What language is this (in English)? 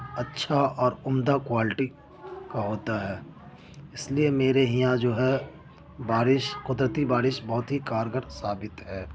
Urdu